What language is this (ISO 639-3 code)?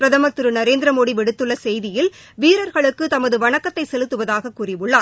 tam